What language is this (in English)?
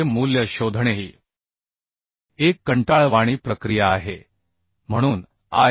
Marathi